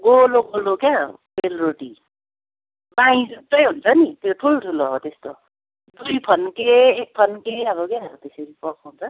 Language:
Nepali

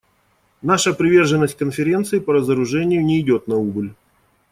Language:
Russian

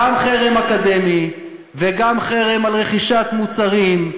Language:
Hebrew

